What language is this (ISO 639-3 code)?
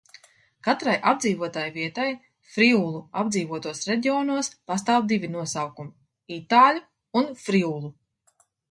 lav